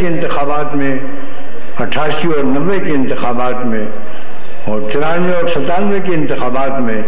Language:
Hindi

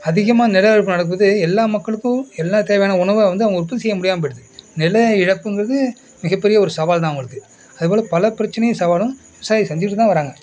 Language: Tamil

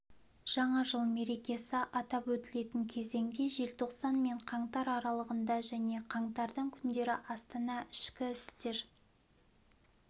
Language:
Kazakh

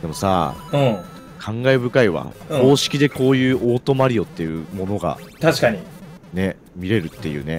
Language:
Japanese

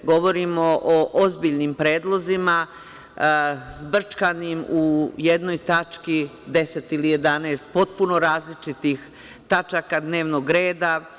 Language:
Serbian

